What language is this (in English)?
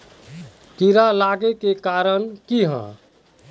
Magahi